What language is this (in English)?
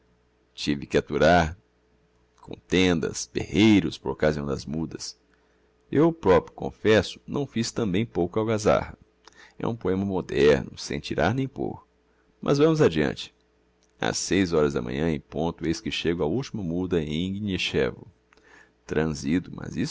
Portuguese